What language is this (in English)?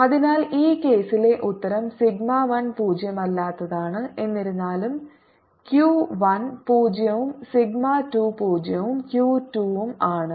Malayalam